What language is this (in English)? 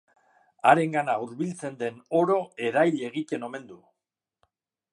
Basque